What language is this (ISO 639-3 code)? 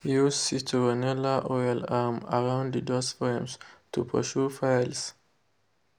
pcm